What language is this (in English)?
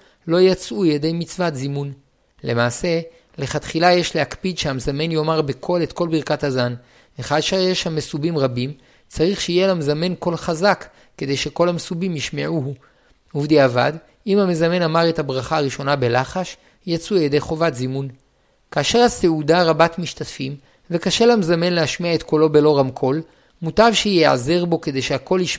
Hebrew